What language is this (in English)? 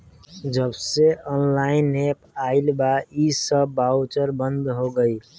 Bhojpuri